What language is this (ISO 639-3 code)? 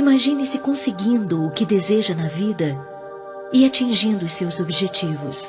por